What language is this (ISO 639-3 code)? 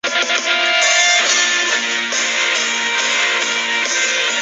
zho